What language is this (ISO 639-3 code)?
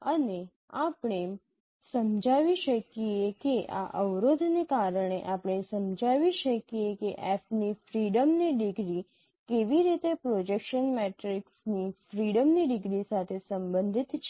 guj